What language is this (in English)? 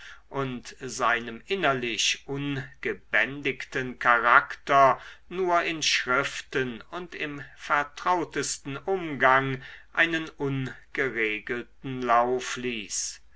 German